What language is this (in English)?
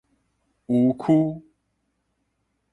Min Nan Chinese